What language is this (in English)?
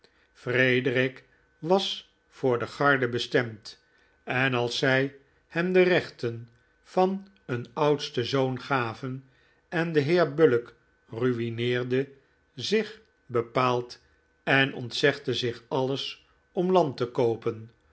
Dutch